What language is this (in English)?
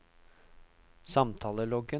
Norwegian